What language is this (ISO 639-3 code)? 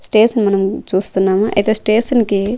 tel